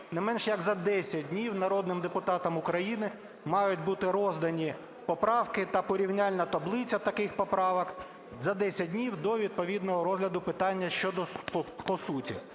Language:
Ukrainian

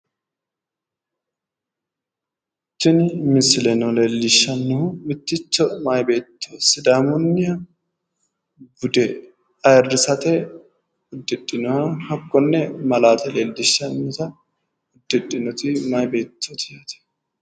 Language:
Sidamo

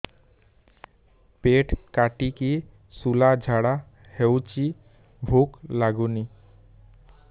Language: Odia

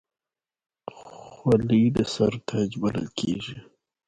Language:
Pashto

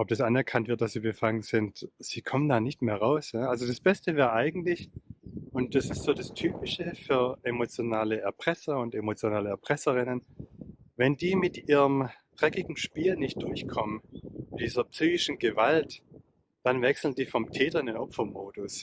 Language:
German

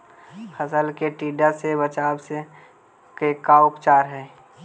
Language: Magahi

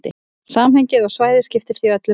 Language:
Icelandic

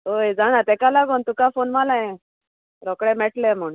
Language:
Konkani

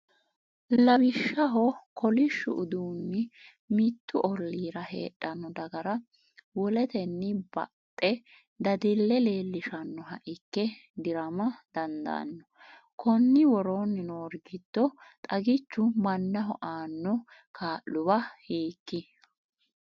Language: Sidamo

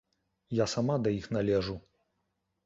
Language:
Belarusian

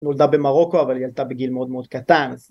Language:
Hebrew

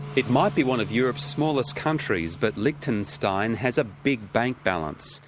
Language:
English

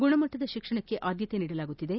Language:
Kannada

